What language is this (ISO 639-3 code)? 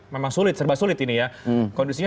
ind